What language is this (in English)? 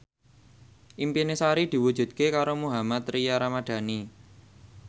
Javanese